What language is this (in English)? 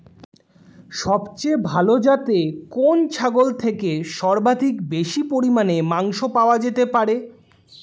Bangla